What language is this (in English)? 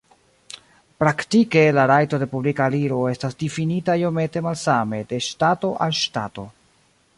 Esperanto